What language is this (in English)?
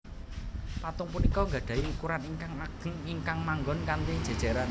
Javanese